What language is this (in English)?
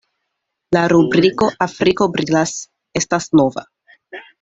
Esperanto